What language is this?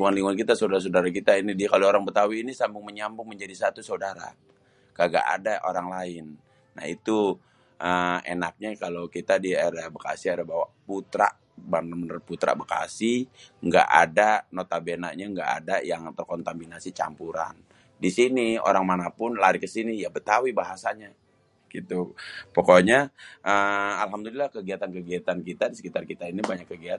Betawi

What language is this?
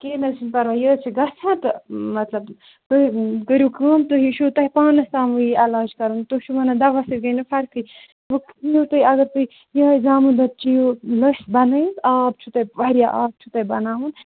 Kashmiri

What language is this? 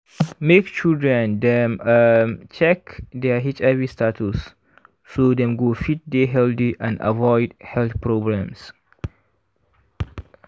Nigerian Pidgin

